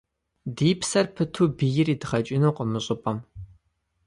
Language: Kabardian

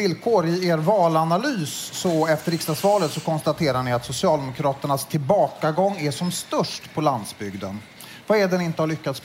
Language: Swedish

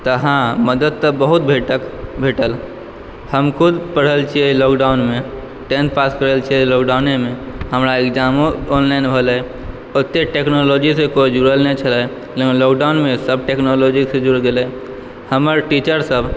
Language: Maithili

